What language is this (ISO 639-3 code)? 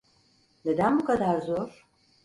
tur